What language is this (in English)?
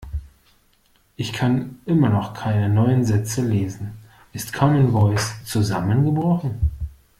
German